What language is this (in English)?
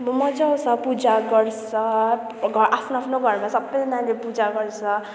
Nepali